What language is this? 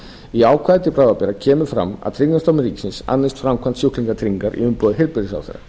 Icelandic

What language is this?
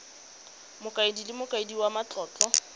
Tswana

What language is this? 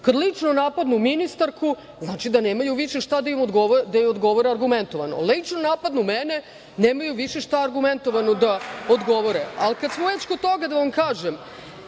Serbian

